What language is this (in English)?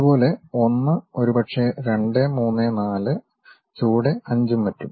Malayalam